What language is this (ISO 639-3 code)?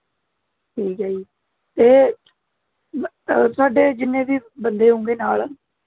pan